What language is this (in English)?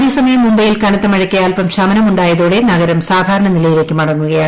Malayalam